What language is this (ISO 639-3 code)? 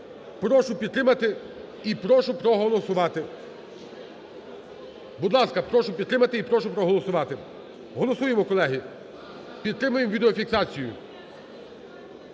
ukr